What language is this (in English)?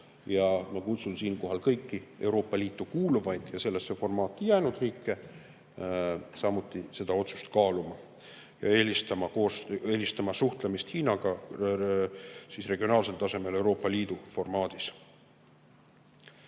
Estonian